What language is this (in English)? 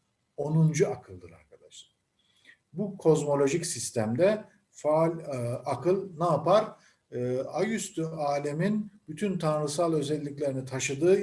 Turkish